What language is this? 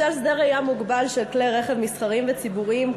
Hebrew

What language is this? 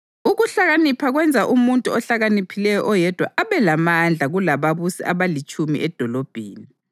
North Ndebele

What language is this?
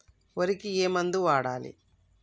Telugu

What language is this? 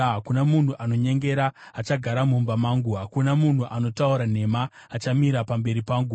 Shona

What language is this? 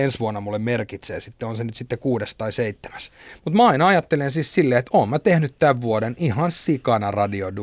Finnish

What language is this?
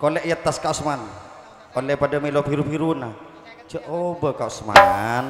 Indonesian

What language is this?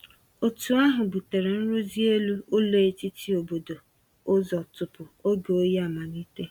Igbo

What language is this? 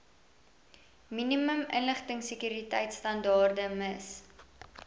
Afrikaans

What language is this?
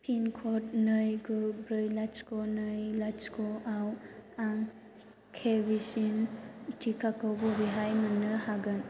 Bodo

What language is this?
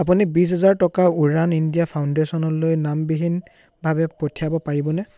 Assamese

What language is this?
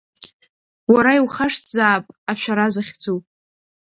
Abkhazian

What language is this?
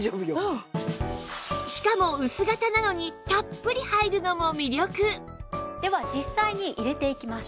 Japanese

